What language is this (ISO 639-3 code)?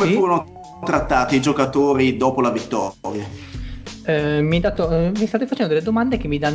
ita